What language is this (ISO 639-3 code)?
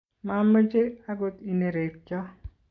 kln